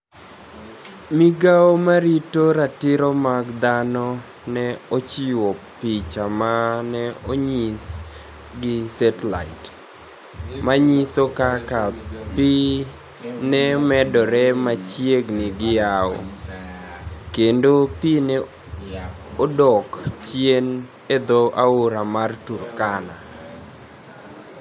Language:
Luo (Kenya and Tanzania)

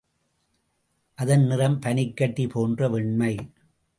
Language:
Tamil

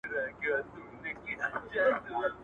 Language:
Pashto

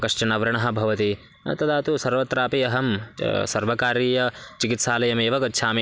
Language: Sanskrit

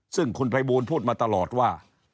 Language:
Thai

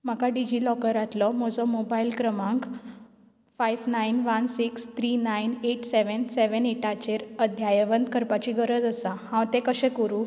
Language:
Konkani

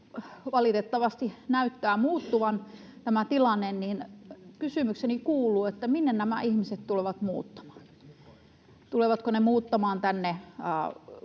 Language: Finnish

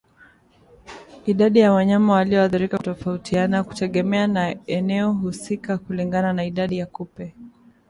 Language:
Swahili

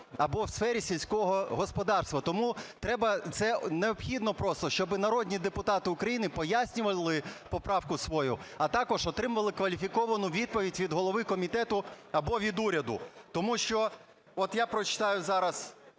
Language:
Ukrainian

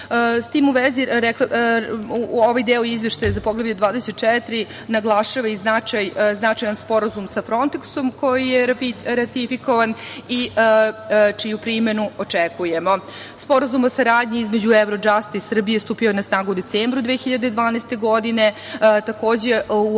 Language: Serbian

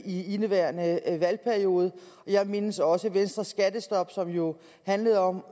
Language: Danish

